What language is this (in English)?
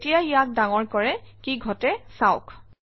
Assamese